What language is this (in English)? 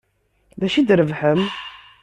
Kabyle